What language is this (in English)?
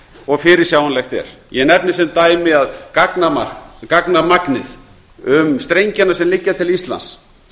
Icelandic